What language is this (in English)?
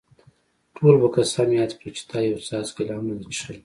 Pashto